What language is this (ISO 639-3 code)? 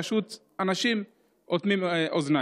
heb